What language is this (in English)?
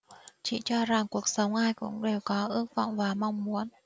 Vietnamese